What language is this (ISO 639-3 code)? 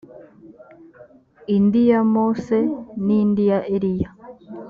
kin